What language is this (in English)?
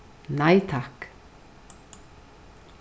Faroese